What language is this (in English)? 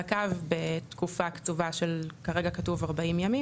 Hebrew